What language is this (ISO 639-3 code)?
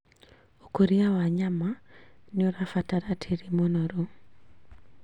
kik